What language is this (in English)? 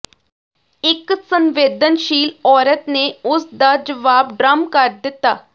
Punjabi